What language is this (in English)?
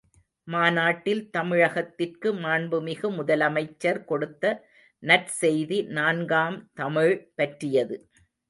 Tamil